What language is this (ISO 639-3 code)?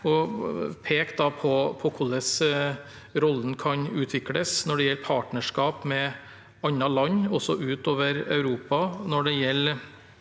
nor